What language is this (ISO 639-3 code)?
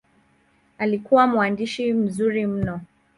swa